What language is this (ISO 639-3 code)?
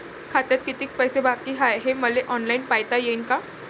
mar